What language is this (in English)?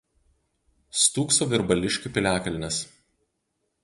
Lithuanian